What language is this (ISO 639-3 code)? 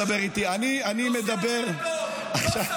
heb